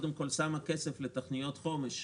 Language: Hebrew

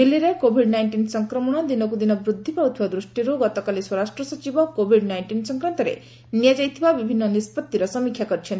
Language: Odia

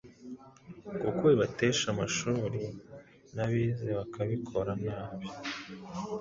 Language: Kinyarwanda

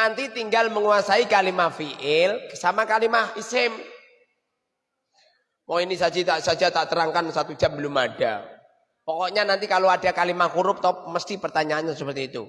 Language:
Indonesian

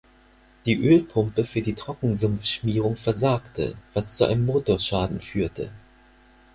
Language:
German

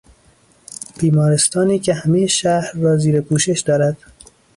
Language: Persian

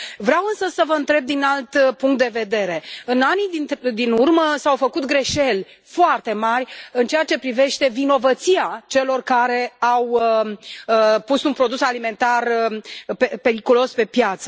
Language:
Romanian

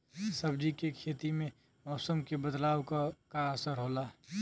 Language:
Bhojpuri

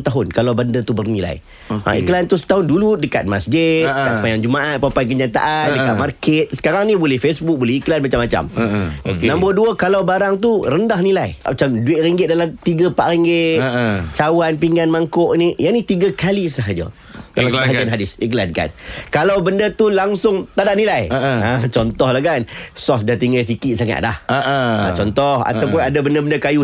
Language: Malay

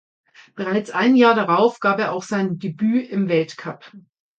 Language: German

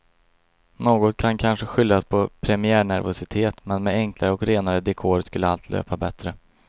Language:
Swedish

